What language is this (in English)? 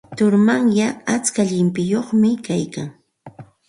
Santa Ana de Tusi Pasco Quechua